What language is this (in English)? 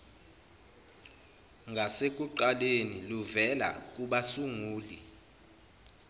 Zulu